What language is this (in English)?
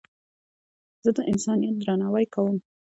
Pashto